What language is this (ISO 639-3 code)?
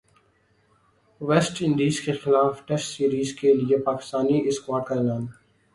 urd